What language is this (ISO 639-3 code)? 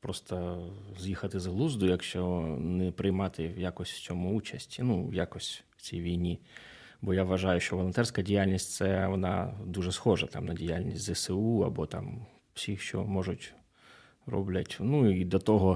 ukr